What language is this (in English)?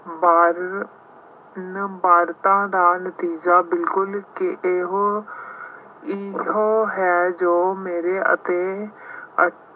Punjabi